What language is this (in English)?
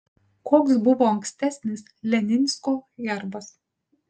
Lithuanian